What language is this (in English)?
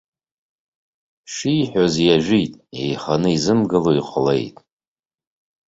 Abkhazian